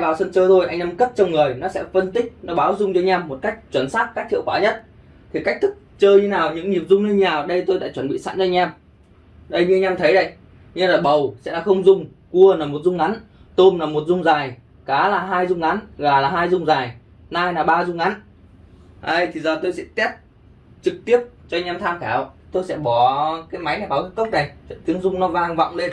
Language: Vietnamese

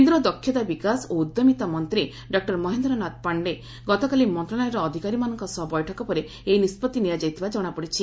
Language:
Odia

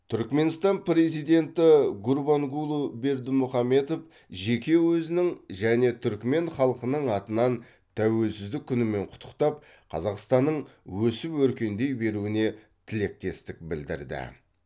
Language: Kazakh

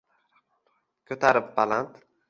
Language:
Uzbek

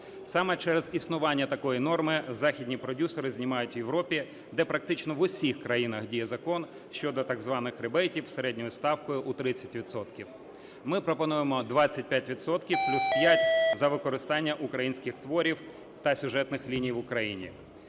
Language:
Ukrainian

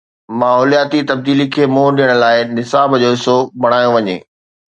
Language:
Sindhi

